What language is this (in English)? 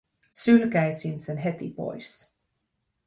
Finnish